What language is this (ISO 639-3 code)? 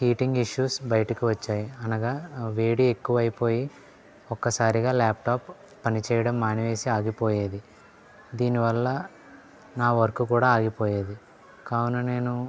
tel